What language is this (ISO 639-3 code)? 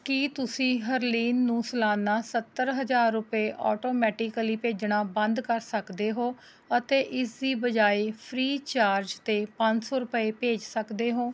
pan